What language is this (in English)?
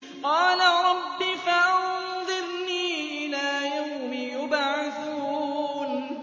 Arabic